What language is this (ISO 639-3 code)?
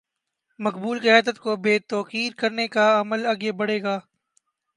urd